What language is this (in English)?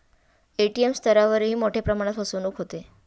Marathi